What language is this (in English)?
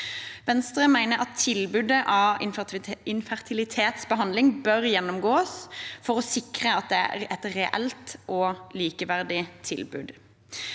Norwegian